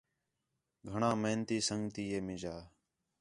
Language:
Khetrani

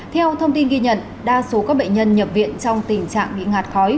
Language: Vietnamese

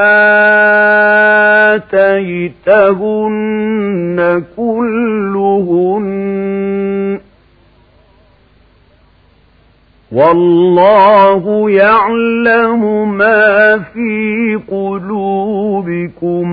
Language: Arabic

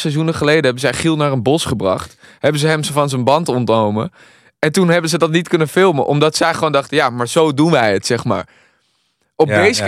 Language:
Dutch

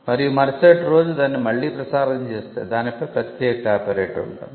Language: Telugu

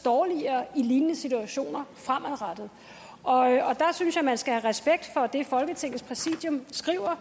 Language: Danish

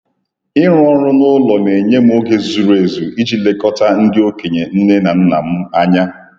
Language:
Igbo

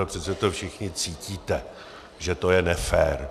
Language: Czech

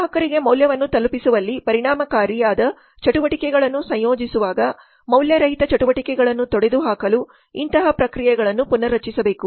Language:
Kannada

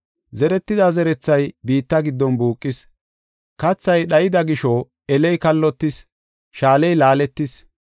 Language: Gofa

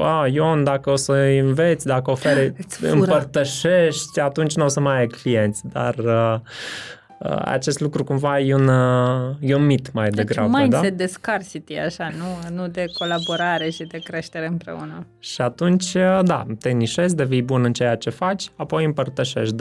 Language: Romanian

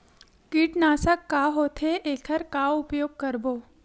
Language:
Chhattisgarhi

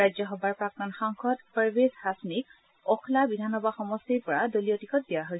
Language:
Assamese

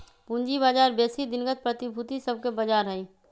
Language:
Magahi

